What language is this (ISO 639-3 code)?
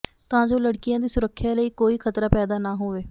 pan